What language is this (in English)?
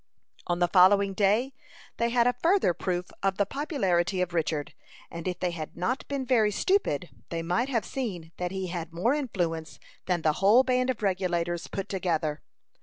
English